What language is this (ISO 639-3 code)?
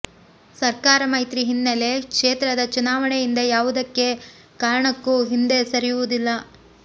kan